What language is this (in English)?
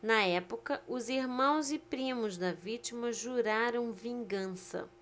Portuguese